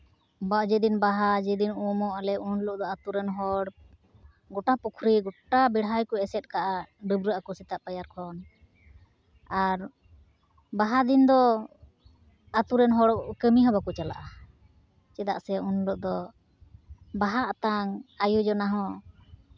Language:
Santali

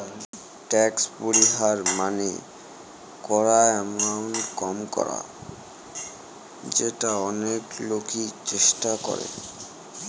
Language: Bangla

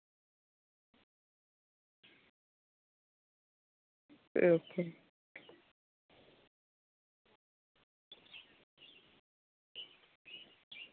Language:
Santali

